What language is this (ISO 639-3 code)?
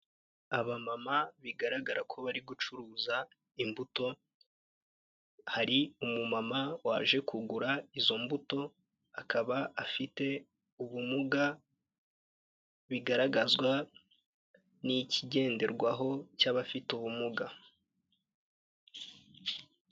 kin